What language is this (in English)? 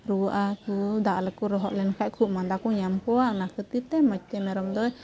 Santali